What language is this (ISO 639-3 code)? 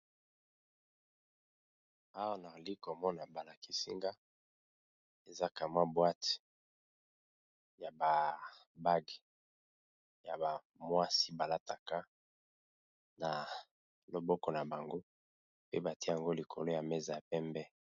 lin